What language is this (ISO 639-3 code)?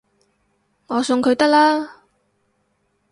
yue